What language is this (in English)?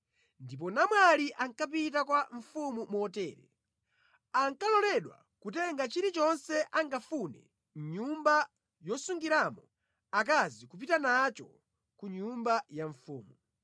Nyanja